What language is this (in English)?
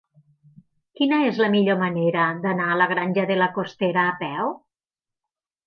Catalan